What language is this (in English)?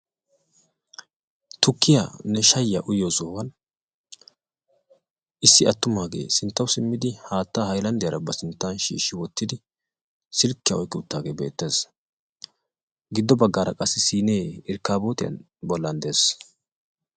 Wolaytta